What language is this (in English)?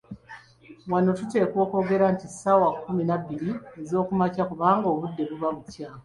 Ganda